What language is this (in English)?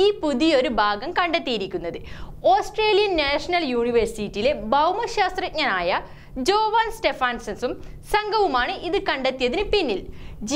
Turkish